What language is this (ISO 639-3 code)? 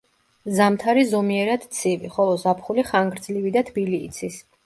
kat